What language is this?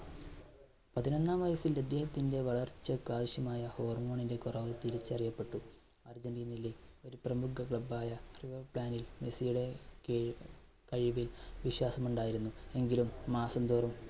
Malayalam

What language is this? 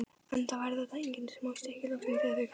Icelandic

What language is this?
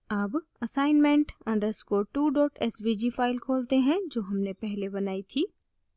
Hindi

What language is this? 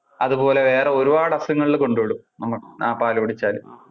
Malayalam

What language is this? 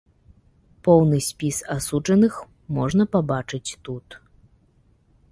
Belarusian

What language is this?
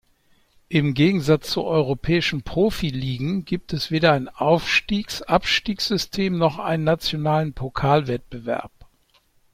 German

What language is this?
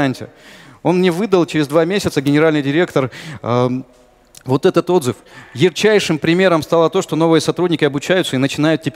Russian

